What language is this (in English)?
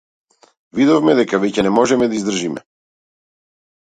Macedonian